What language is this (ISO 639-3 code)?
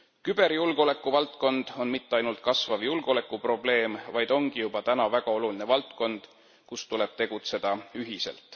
est